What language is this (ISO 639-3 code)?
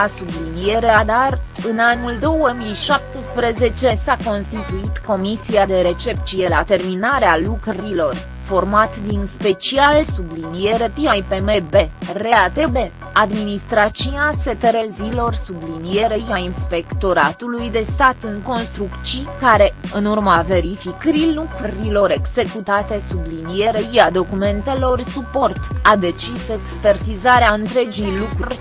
ron